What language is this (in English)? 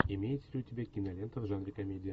Russian